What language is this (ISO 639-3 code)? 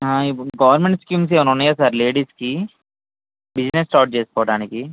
tel